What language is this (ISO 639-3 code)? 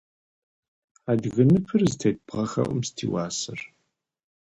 kbd